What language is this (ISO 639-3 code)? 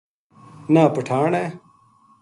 gju